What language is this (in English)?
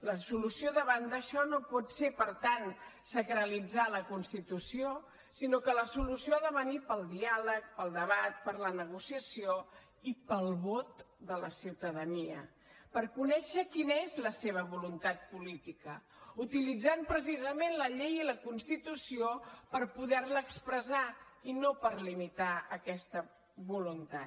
Catalan